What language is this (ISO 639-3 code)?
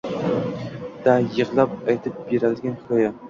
uzb